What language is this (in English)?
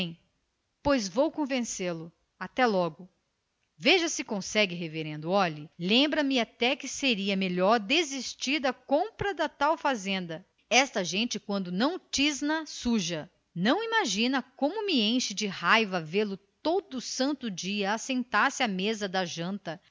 Portuguese